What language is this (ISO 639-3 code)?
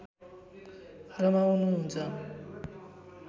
nep